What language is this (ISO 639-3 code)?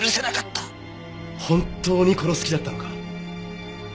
jpn